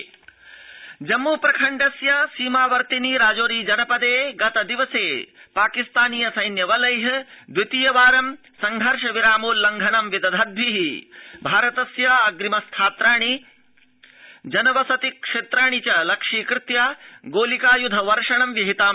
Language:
Sanskrit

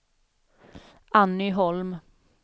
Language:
Swedish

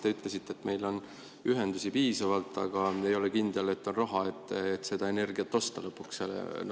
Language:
Estonian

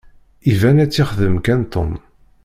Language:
Kabyle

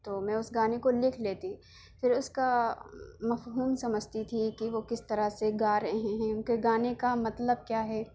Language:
Urdu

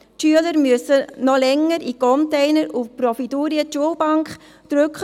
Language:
Swiss German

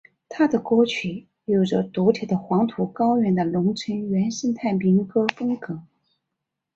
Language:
Chinese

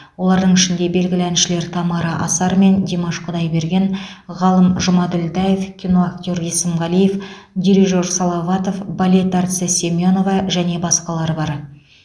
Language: Kazakh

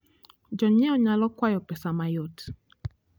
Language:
Luo (Kenya and Tanzania)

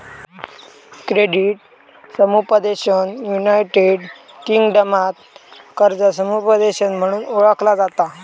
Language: Marathi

